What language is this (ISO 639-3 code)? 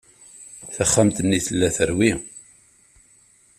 kab